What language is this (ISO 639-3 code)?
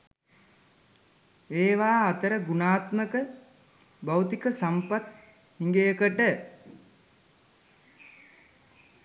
sin